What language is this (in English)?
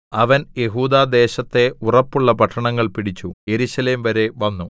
Malayalam